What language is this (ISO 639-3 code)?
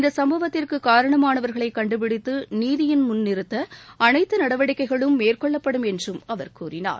tam